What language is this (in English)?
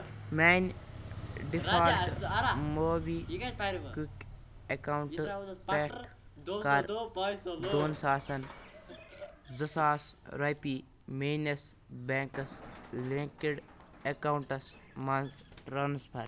Kashmiri